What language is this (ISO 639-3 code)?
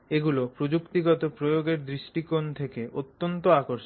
ben